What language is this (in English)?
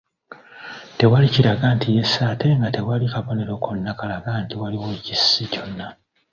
Ganda